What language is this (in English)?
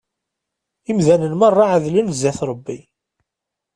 Kabyle